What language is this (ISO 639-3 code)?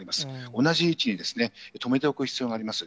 jpn